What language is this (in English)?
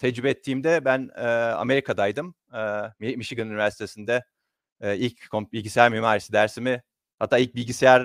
Turkish